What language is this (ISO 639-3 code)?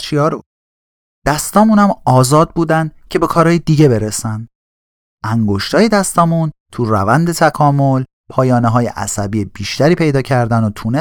fas